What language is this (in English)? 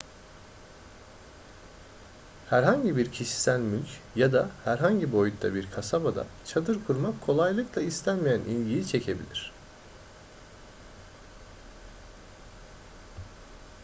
Turkish